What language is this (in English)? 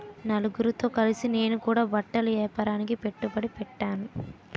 Telugu